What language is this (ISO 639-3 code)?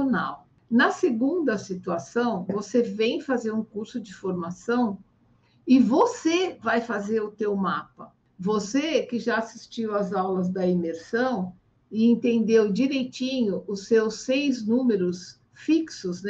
por